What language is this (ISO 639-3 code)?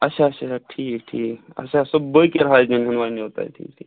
kas